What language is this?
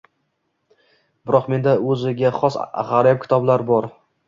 Uzbek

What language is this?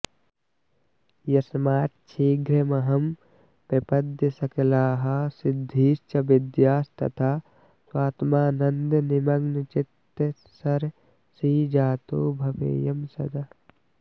Sanskrit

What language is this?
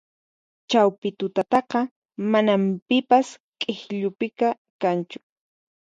Puno Quechua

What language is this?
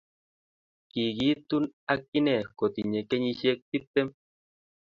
Kalenjin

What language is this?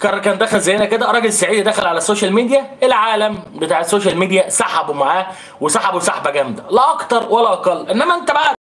Arabic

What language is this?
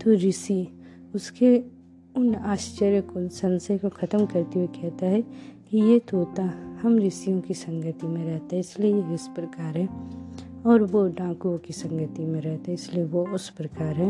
Hindi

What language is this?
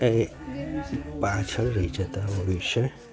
Gujarati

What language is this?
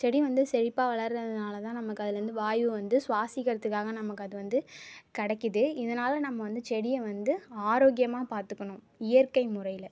Tamil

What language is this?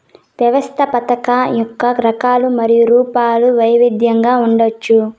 Telugu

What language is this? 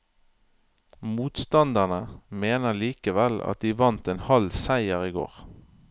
Norwegian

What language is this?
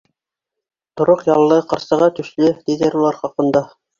Bashkir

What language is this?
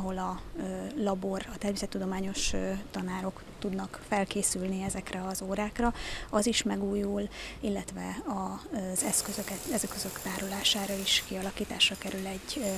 Hungarian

